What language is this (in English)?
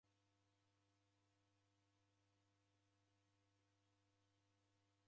Taita